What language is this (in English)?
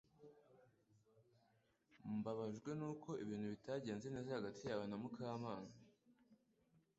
Kinyarwanda